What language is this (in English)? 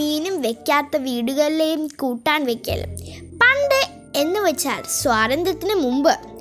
Malayalam